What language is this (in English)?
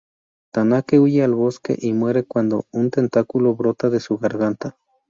Spanish